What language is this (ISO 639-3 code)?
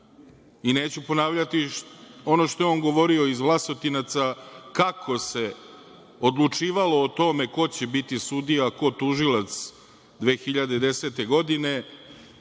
srp